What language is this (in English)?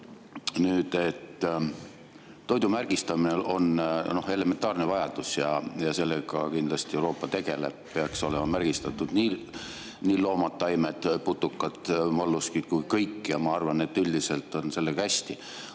Estonian